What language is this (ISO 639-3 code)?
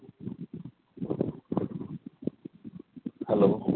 mar